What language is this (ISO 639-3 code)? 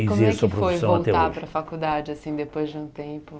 por